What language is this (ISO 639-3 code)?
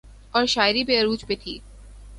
urd